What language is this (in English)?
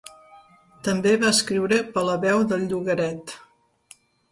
Catalan